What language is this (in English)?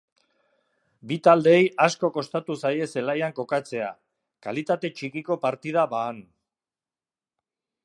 Basque